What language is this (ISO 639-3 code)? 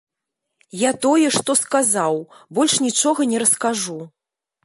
bel